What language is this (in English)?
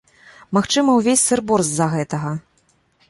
Belarusian